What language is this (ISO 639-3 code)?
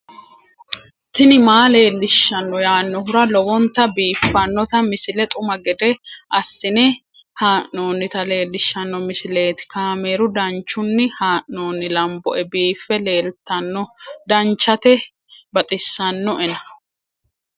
sid